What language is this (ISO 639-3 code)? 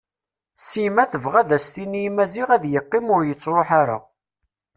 kab